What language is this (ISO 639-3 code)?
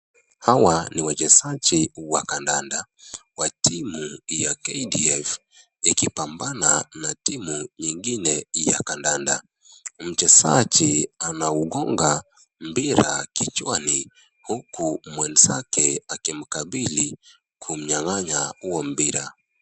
swa